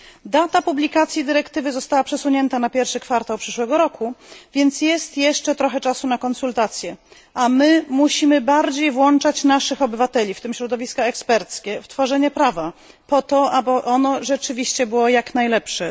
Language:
Polish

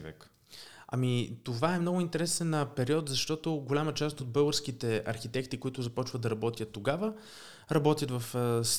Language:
Bulgarian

